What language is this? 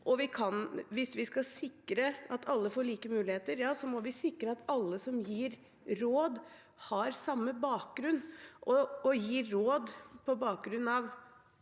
Norwegian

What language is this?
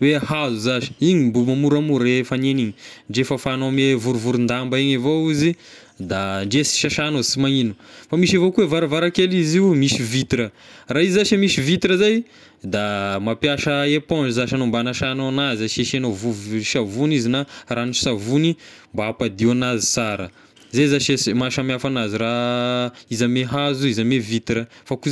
Tesaka Malagasy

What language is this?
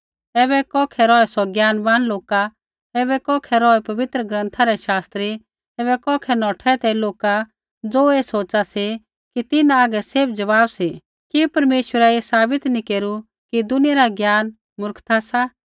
Kullu Pahari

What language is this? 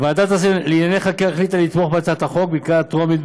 Hebrew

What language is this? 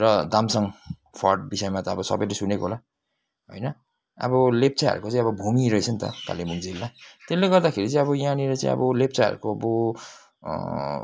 Nepali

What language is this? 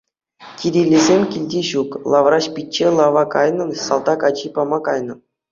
Chuvash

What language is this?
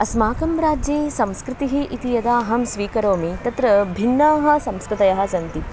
Sanskrit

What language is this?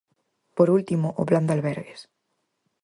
Galician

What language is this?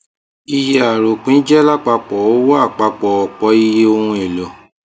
Yoruba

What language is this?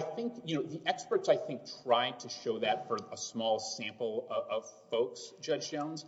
English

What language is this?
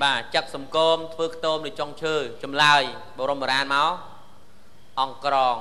Vietnamese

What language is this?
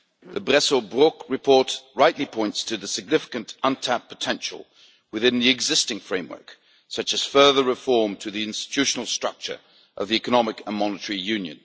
English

